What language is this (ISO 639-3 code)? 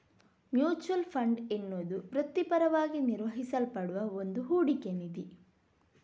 kan